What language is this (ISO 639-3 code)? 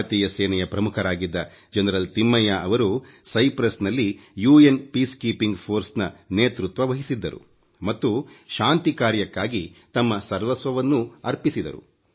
kan